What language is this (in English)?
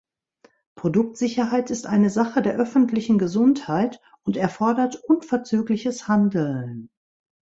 German